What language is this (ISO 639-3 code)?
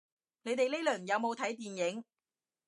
yue